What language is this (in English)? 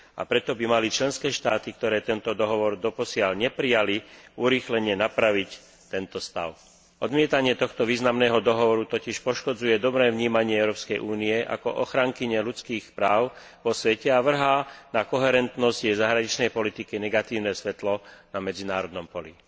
Slovak